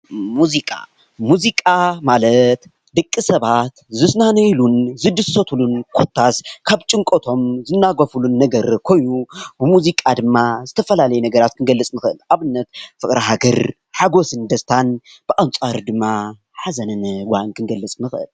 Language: Tigrinya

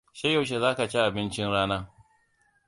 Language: Hausa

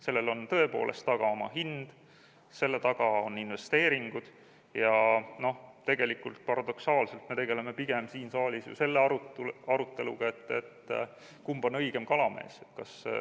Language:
Estonian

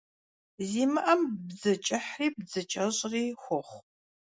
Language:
Kabardian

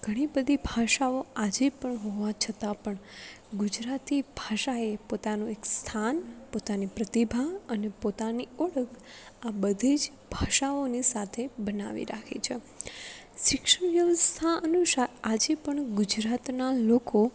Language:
Gujarati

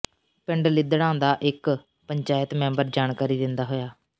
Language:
Punjabi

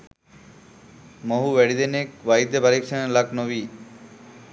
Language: Sinhala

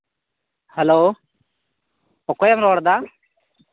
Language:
Santali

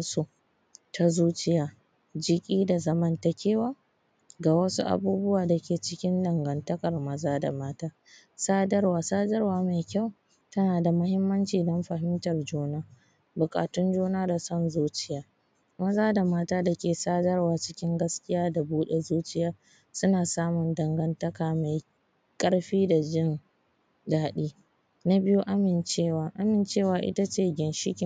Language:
Hausa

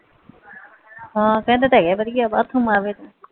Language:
Punjabi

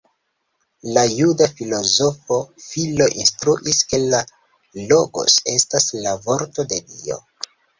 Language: Esperanto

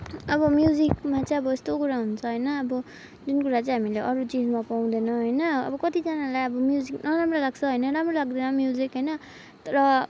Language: Nepali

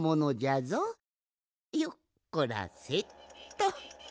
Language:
Japanese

